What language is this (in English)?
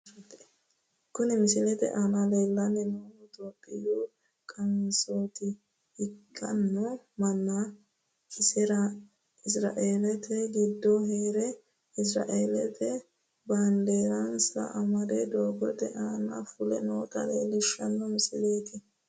Sidamo